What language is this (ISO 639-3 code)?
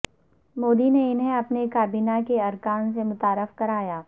urd